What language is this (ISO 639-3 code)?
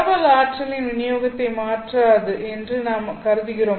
tam